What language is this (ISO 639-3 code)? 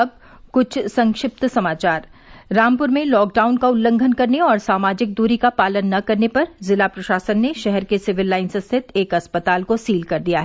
hin